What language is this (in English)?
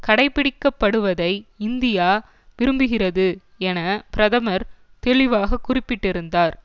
Tamil